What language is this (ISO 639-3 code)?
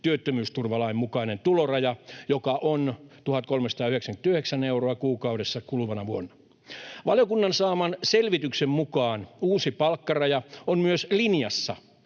fin